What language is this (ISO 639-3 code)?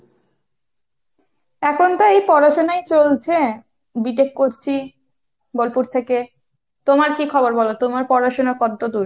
ben